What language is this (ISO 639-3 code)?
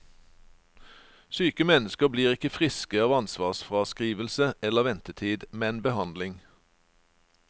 nor